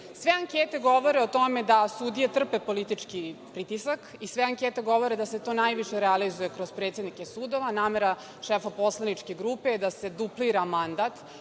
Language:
Serbian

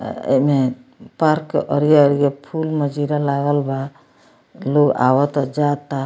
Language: Bhojpuri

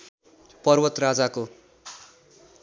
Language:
Nepali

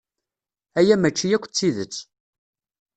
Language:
Kabyle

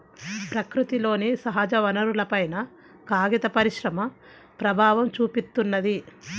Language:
Telugu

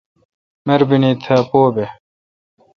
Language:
Kalkoti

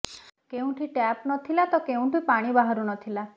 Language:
Odia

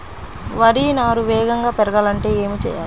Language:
Telugu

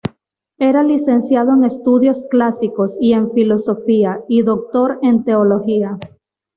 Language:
Spanish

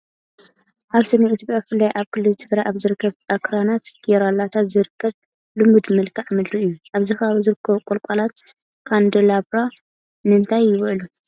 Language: Tigrinya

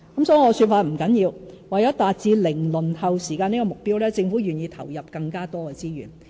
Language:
Cantonese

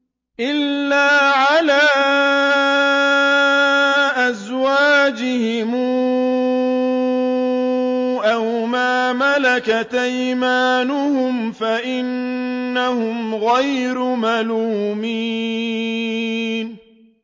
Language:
Arabic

